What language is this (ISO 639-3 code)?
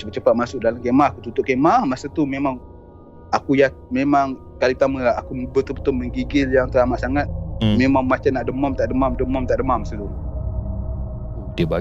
msa